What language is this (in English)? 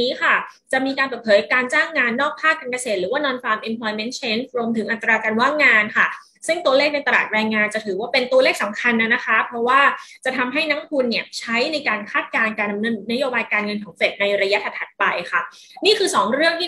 Thai